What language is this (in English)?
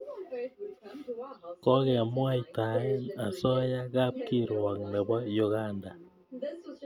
Kalenjin